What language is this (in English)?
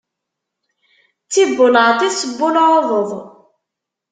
Kabyle